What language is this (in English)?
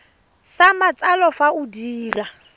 Tswana